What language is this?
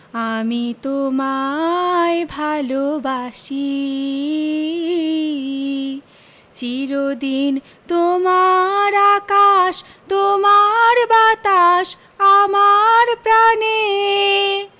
Bangla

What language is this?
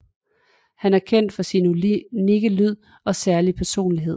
Danish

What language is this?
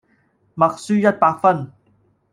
Cantonese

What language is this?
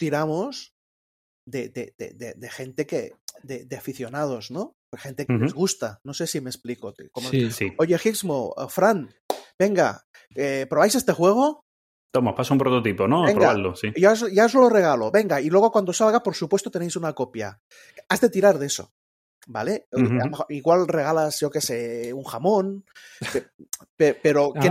Spanish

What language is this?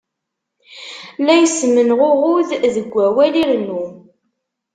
Kabyle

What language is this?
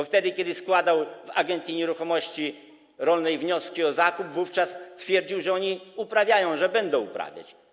Polish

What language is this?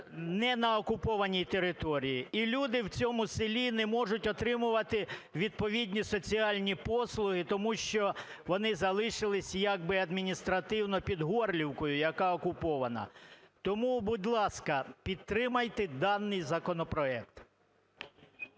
Ukrainian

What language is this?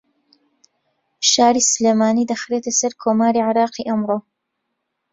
Central Kurdish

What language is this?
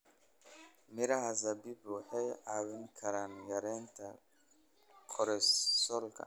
Somali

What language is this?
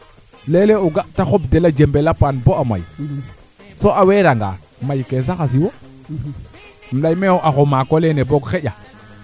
Serer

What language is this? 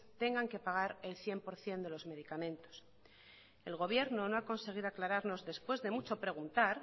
Spanish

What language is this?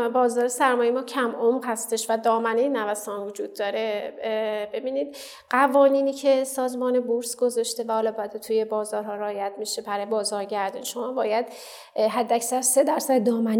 Persian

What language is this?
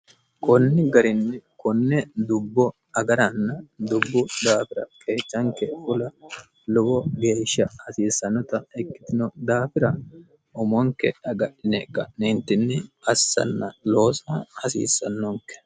Sidamo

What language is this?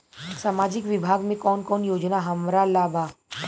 Bhojpuri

